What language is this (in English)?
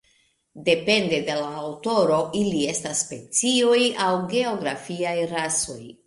Esperanto